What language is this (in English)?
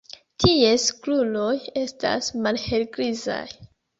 Esperanto